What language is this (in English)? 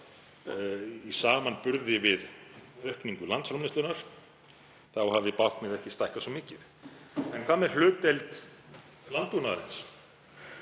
Icelandic